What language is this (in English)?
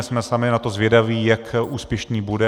Czech